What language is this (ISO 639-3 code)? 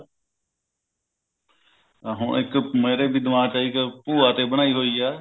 pan